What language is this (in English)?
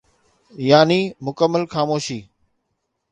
Sindhi